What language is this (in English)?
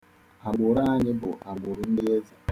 Igbo